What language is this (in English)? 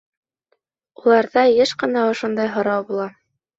Bashkir